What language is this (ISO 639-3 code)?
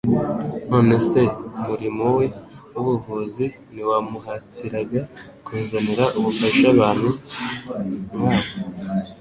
kin